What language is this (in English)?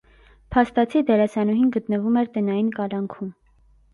Armenian